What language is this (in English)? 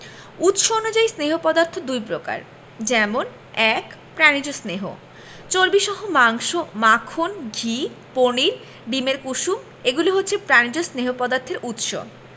Bangla